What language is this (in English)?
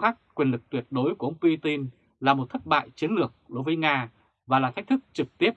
Vietnamese